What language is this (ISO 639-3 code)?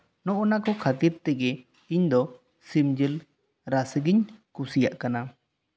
sat